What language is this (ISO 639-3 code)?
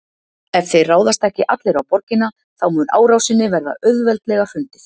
isl